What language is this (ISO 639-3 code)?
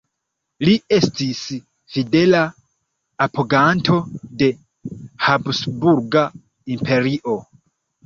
epo